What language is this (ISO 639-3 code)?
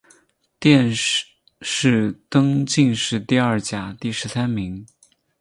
zho